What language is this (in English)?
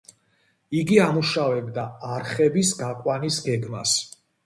Georgian